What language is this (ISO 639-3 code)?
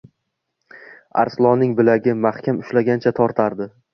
uzb